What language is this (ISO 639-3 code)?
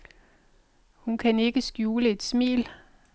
dan